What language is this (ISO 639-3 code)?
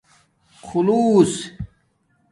dmk